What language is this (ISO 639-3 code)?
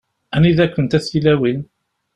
kab